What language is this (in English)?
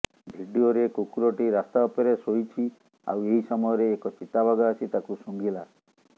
Odia